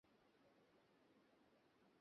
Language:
Bangla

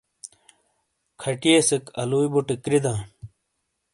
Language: Shina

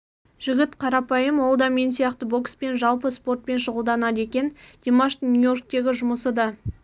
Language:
Kazakh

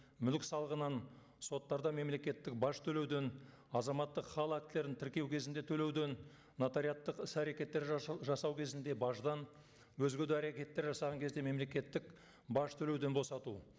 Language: Kazakh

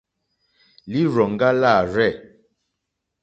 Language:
Mokpwe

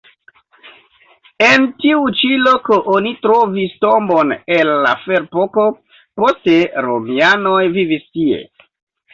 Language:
Esperanto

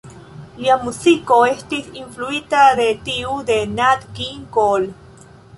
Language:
Esperanto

